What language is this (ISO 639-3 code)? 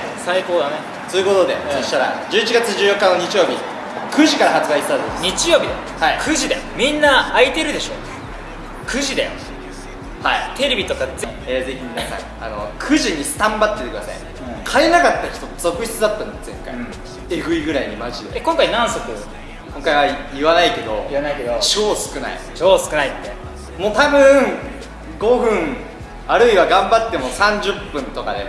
jpn